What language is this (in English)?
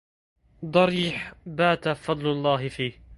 Arabic